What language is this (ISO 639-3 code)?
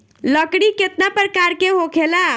bho